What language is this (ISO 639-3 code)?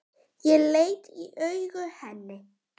isl